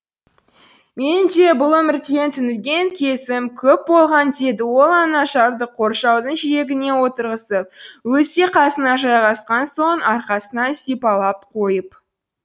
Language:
Kazakh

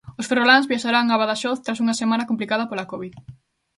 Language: Galician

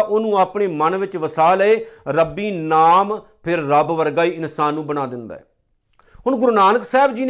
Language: Punjabi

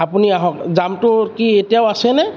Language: Assamese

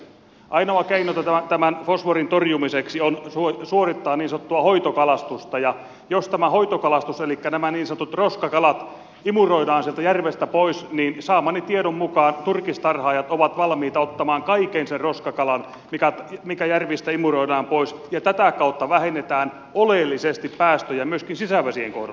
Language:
Finnish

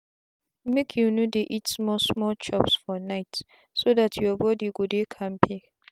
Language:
Nigerian Pidgin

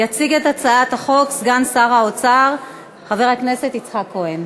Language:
Hebrew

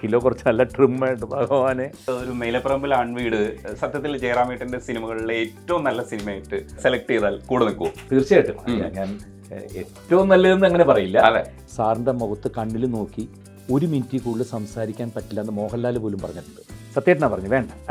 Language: Malayalam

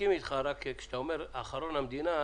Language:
Hebrew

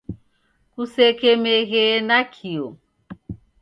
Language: Taita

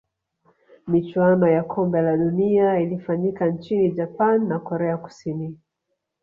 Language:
Swahili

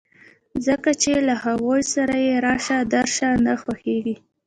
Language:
Pashto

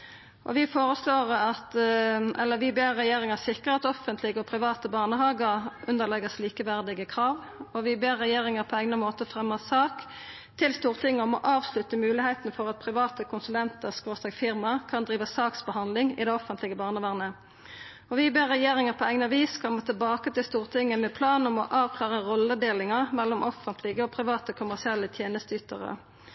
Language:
Norwegian Nynorsk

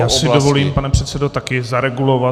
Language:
Czech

